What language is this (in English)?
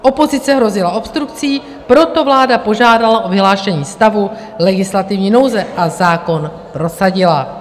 Czech